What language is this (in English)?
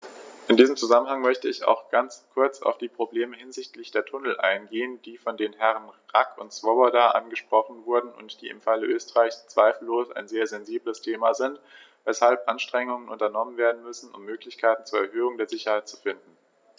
German